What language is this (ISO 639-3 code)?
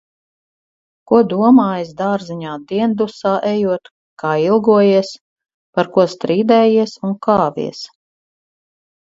lav